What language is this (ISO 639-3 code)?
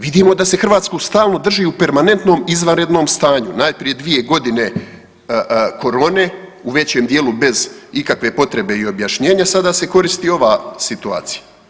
hrv